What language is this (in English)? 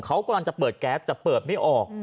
Thai